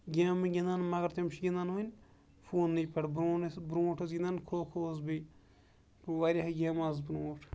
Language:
Kashmiri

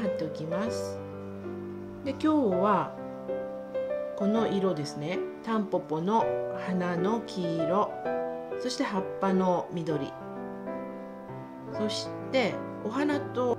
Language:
Japanese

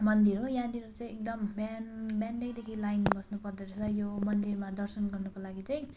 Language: Nepali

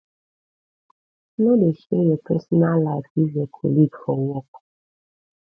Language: Nigerian Pidgin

